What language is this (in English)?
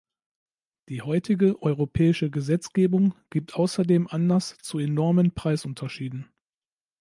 German